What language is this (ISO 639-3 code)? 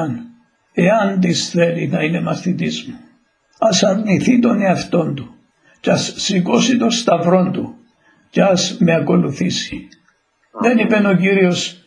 ell